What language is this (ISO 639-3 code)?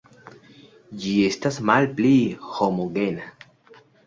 epo